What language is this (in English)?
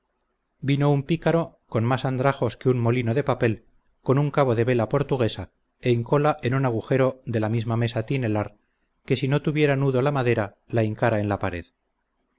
Spanish